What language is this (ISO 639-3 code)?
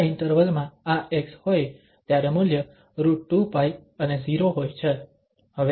guj